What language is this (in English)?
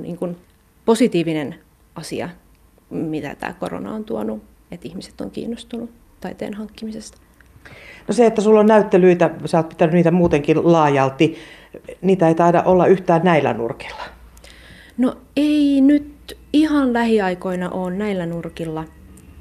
Finnish